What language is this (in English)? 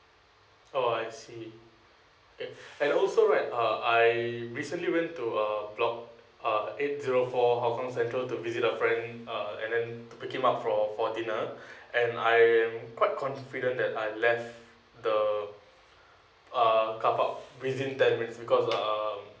English